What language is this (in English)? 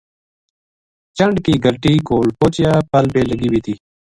Gujari